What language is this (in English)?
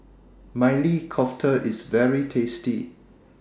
English